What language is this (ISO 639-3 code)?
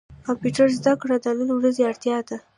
pus